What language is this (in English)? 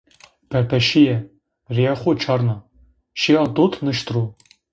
Zaza